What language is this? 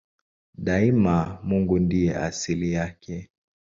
Swahili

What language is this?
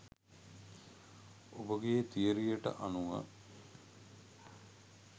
Sinhala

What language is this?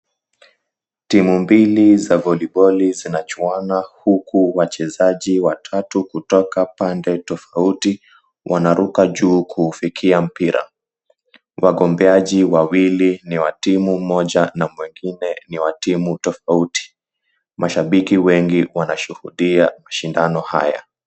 Swahili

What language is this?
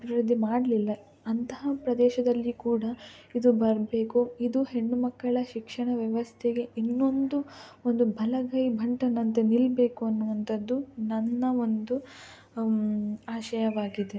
Kannada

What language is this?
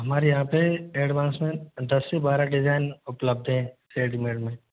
Hindi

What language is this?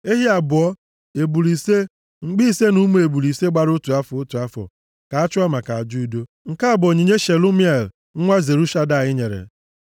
Igbo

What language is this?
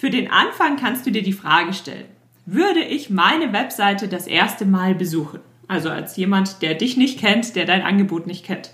German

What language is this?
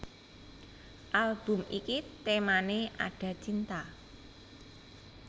Javanese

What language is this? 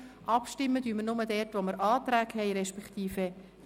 Swiss German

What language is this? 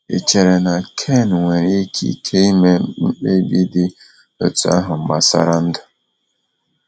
Igbo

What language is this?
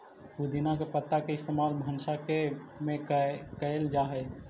Magahi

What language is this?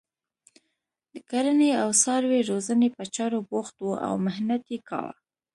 Pashto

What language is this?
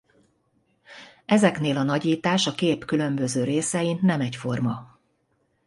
Hungarian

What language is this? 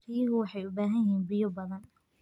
Somali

